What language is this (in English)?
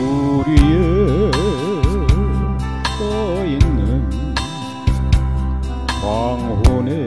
Korean